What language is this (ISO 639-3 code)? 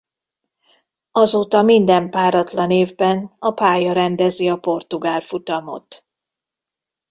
hun